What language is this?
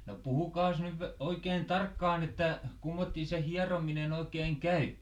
Finnish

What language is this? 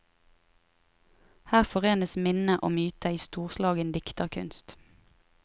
Norwegian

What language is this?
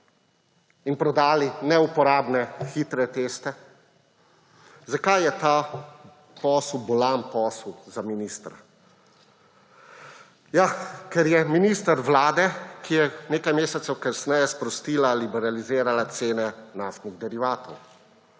Slovenian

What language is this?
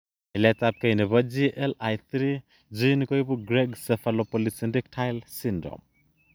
Kalenjin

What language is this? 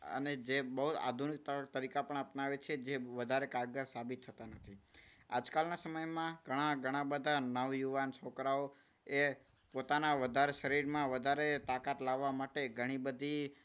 Gujarati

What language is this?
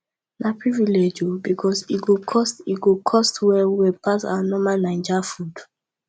Nigerian Pidgin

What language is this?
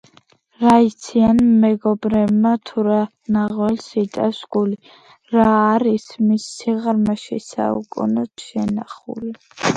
Georgian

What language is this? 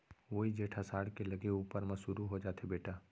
Chhattisgarhi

